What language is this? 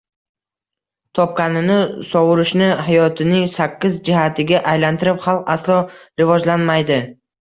Uzbek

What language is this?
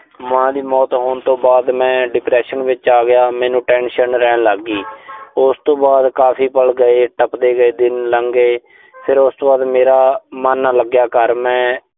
Punjabi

